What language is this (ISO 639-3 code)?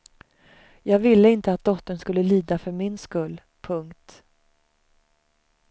swe